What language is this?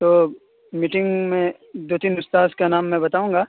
Urdu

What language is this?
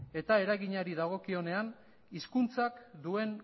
Basque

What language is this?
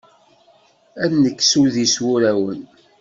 Kabyle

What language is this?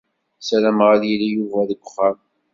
Kabyle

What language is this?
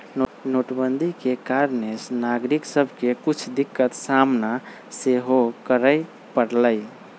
Magahi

